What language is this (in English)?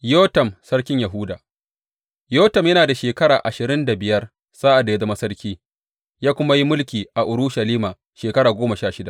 Hausa